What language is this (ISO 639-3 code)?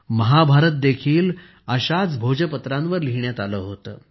mar